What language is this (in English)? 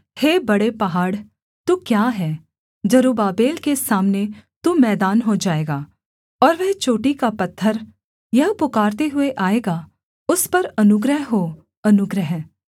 Hindi